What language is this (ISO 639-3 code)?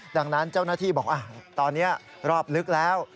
tha